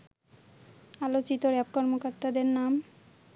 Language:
Bangla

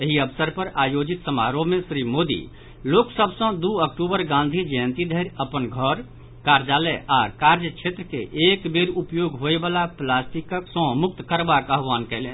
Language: Maithili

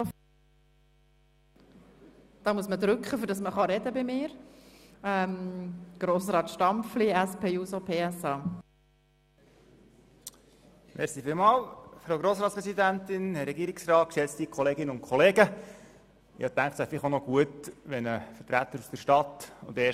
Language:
Swiss German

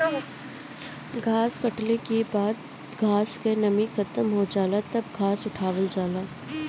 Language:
Bhojpuri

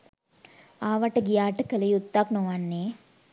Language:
Sinhala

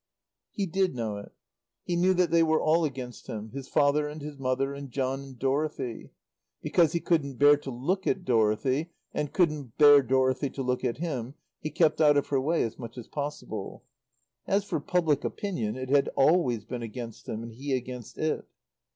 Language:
English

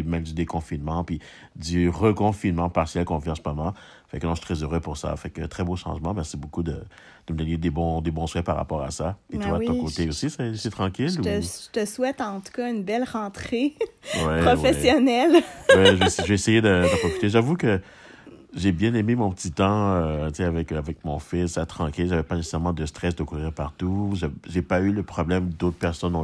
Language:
French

